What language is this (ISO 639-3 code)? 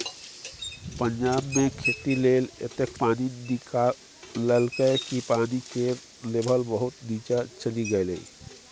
mai